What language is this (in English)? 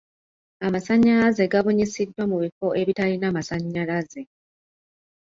Ganda